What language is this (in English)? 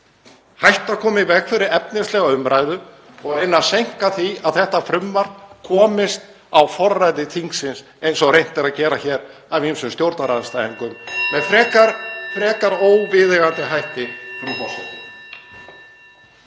Icelandic